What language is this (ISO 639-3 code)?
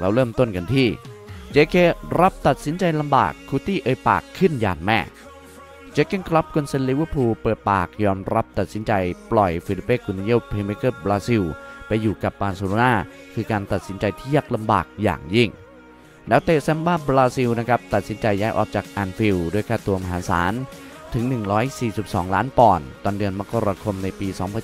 tha